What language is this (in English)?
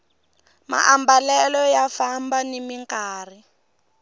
Tsonga